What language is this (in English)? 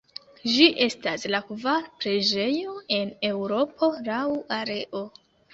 Esperanto